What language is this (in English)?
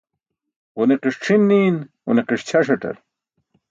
Burushaski